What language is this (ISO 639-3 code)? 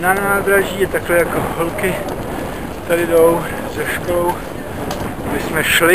ces